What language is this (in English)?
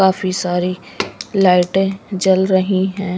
Hindi